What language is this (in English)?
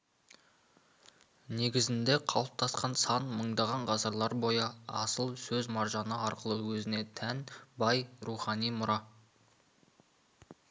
Kazakh